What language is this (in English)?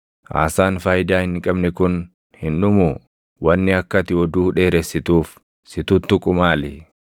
Oromo